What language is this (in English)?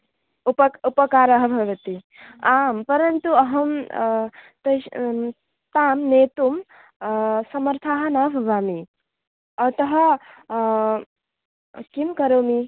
Sanskrit